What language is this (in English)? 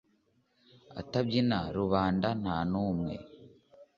Kinyarwanda